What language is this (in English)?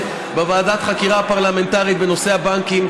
Hebrew